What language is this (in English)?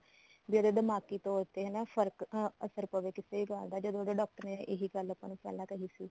Punjabi